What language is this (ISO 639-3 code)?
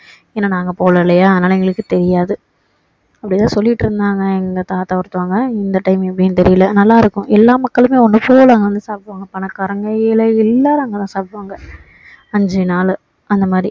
tam